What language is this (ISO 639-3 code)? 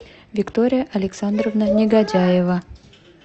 rus